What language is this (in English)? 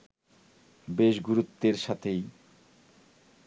Bangla